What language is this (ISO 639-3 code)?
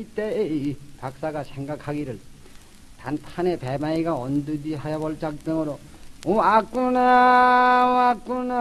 kor